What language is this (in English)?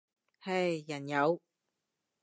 Cantonese